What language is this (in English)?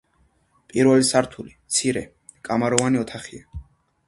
Georgian